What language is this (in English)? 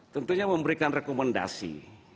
Indonesian